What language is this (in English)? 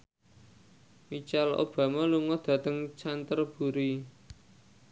Javanese